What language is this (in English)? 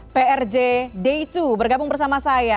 Indonesian